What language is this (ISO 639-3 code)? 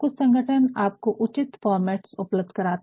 hin